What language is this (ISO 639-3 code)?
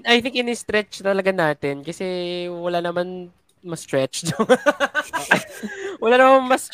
fil